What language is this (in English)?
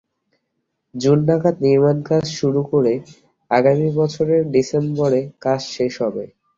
Bangla